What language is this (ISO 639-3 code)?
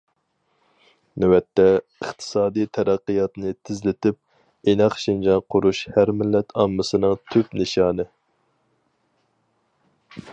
uig